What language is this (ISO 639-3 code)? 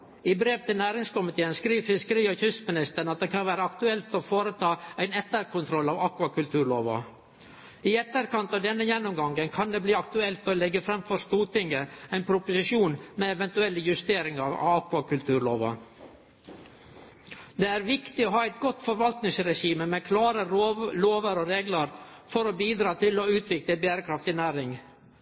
nno